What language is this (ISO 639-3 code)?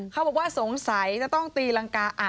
tha